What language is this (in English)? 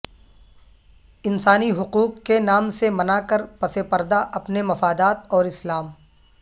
Urdu